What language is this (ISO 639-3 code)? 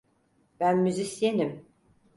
tur